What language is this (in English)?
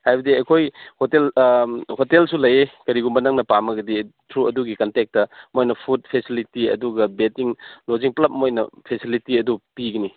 Manipuri